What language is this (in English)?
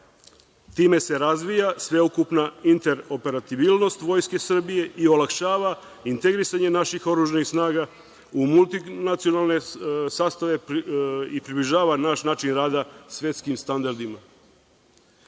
Serbian